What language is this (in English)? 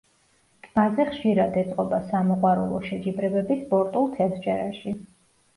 Georgian